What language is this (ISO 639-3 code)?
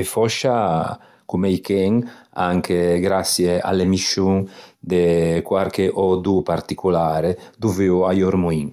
lij